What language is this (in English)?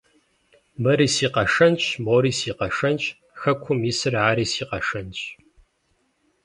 Kabardian